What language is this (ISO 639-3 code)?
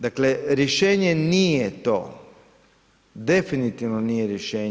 hrv